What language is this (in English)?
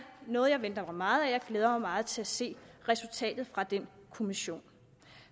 Danish